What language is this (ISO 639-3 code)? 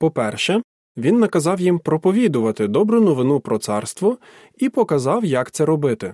ukr